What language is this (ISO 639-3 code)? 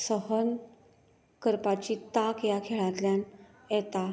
kok